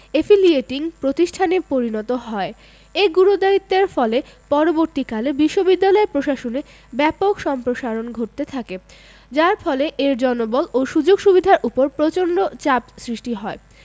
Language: Bangla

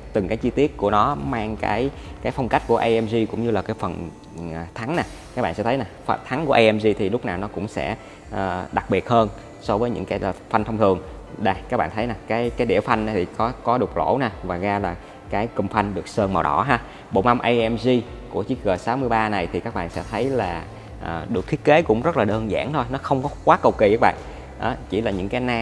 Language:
Vietnamese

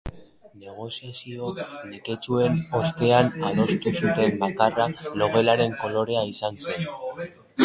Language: Basque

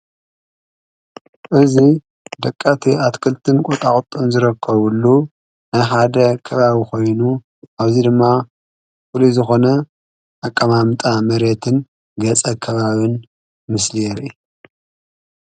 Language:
Tigrinya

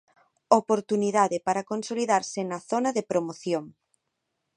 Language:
Galician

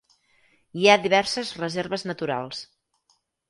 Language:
Catalan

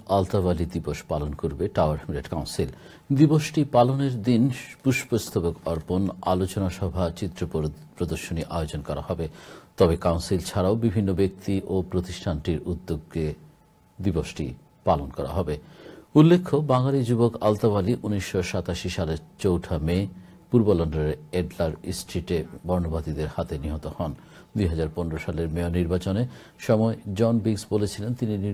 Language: Romanian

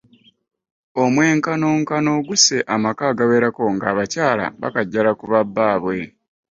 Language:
Ganda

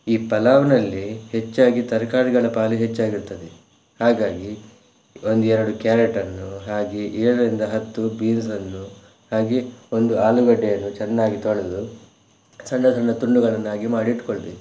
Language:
Kannada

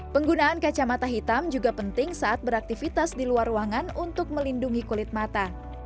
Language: Indonesian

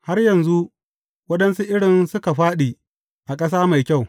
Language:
Hausa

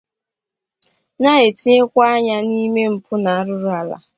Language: Igbo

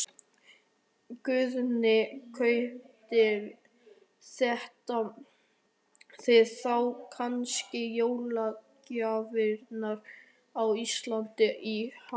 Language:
Icelandic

